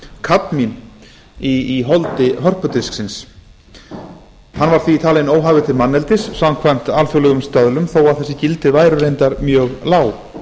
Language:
Icelandic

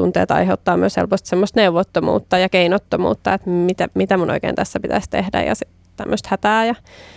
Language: Finnish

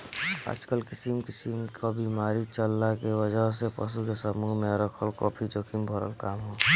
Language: Bhojpuri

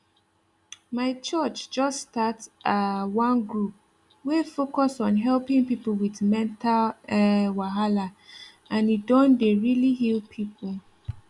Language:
Nigerian Pidgin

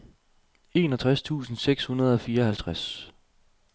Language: Danish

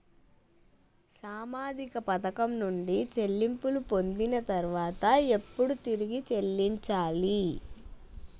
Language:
Telugu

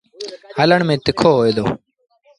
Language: Sindhi Bhil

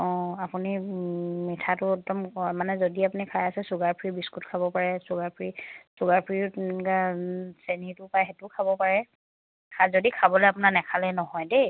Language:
Assamese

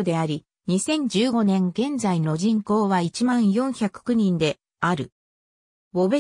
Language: Japanese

